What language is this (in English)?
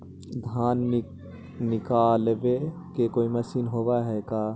Magahi